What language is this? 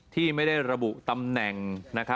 Thai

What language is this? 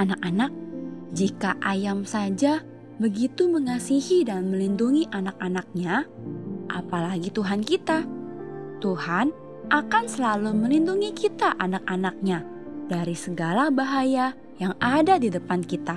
Indonesian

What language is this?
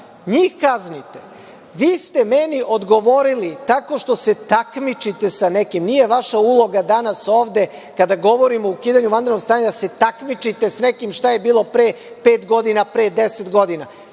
Serbian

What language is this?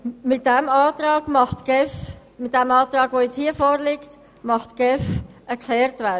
Swiss German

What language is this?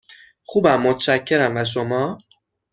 Persian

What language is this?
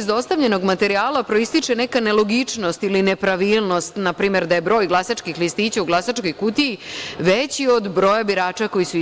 Serbian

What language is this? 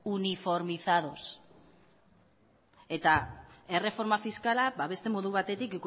Basque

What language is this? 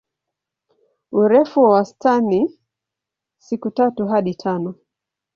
Swahili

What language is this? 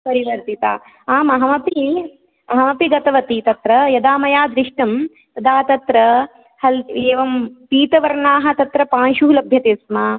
Sanskrit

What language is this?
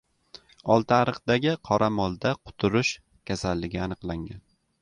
Uzbek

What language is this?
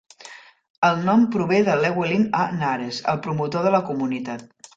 Catalan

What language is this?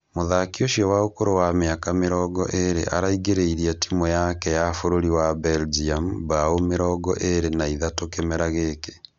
Kikuyu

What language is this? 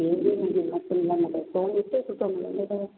Sindhi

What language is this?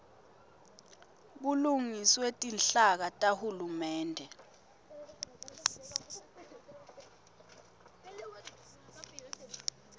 Swati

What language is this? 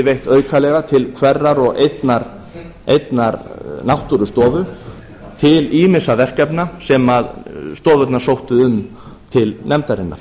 Icelandic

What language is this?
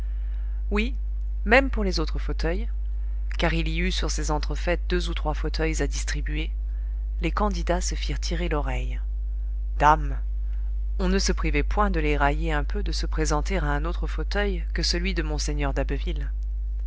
French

